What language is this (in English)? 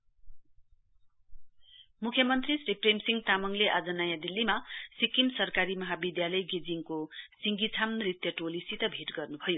Nepali